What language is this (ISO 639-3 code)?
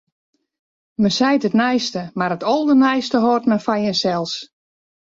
fry